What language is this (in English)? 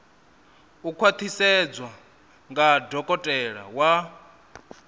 Venda